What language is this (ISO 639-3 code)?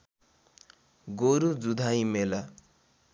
nep